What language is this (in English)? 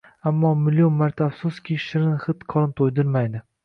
Uzbek